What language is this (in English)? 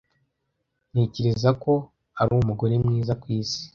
Kinyarwanda